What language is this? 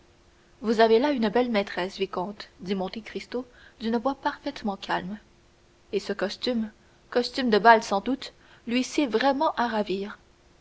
French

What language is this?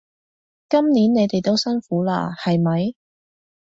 Cantonese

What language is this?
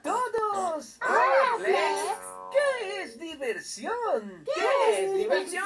Polish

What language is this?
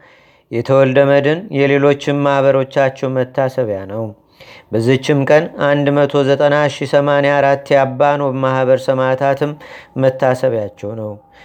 Amharic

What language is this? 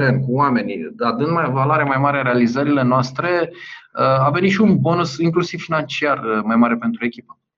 Romanian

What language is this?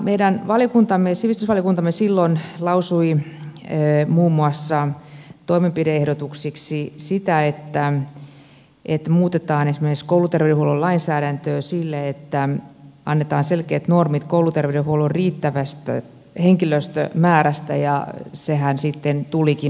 Finnish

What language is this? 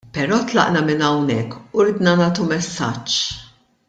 Maltese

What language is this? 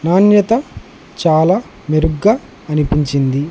Telugu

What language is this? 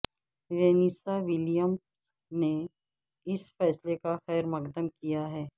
Urdu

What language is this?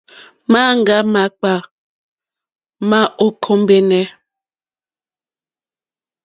Mokpwe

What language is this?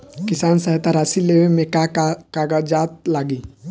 Bhojpuri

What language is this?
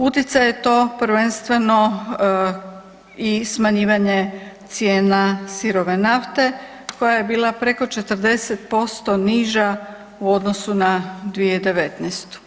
Croatian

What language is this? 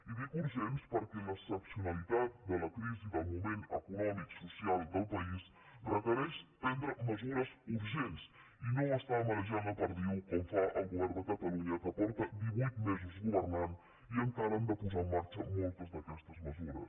Catalan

